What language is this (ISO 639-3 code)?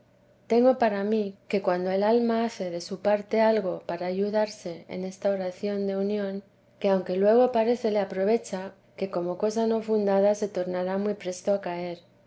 spa